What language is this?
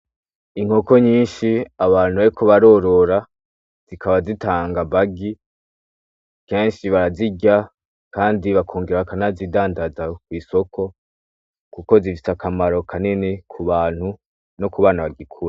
Rundi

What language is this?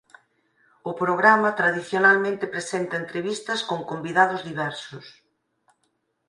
Galician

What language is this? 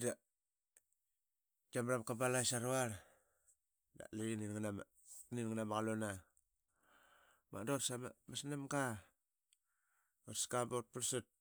Qaqet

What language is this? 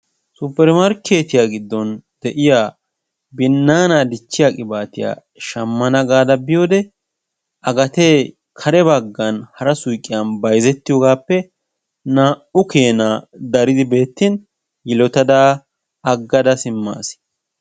Wolaytta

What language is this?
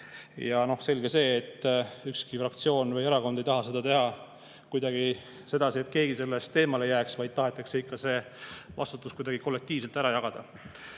Estonian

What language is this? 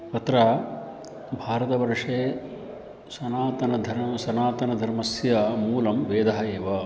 Sanskrit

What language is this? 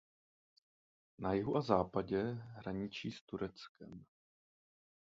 Czech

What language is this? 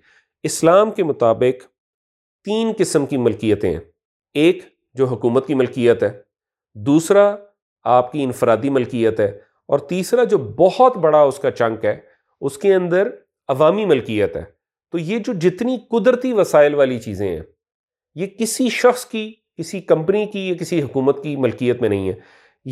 Urdu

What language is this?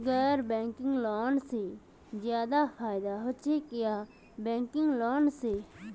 Magahi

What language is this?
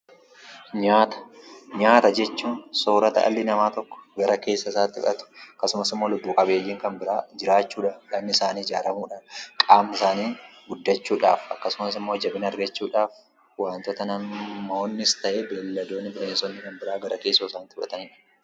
Oromo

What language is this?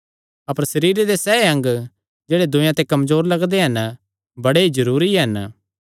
Kangri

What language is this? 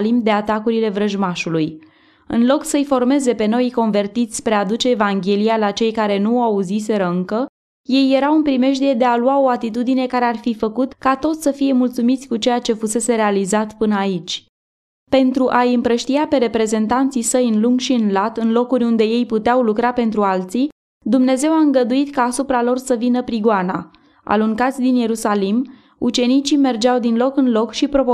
Romanian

